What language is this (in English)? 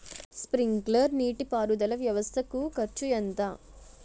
Telugu